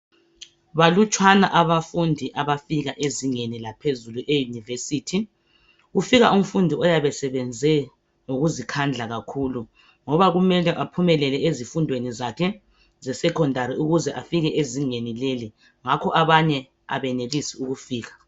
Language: North Ndebele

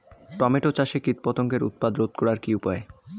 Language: Bangla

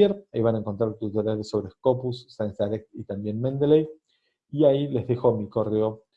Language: Spanish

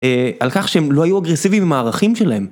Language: Hebrew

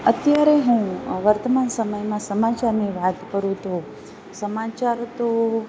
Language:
Gujarati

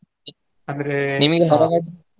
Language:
Kannada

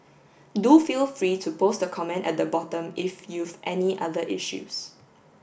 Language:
English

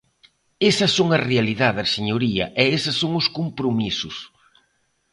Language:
Galician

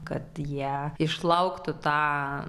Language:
Lithuanian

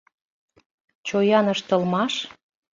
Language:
Mari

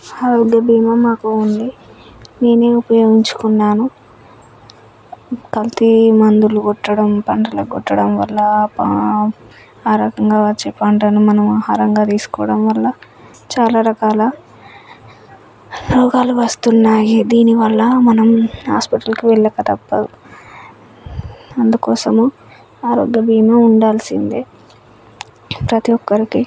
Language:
Telugu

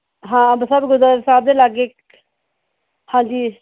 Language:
Punjabi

